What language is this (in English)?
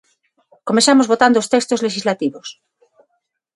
Galician